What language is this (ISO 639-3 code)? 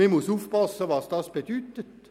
gsw